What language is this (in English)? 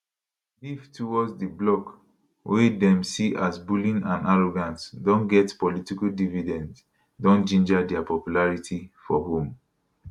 Nigerian Pidgin